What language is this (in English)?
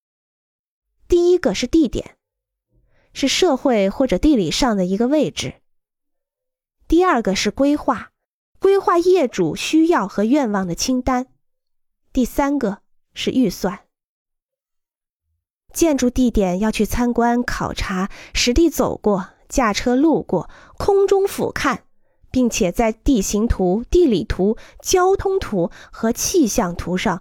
Chinese